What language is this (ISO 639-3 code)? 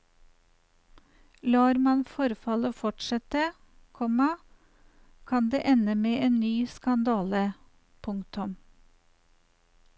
nor